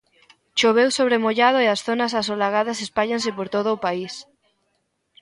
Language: Galician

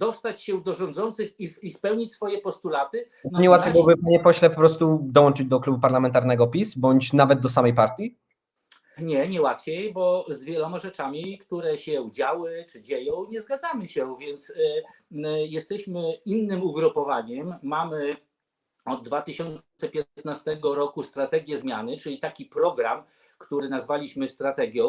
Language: Polish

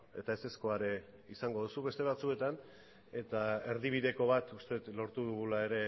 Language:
Basque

